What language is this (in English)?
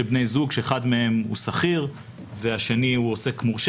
Hebrew